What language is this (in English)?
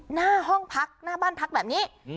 Thai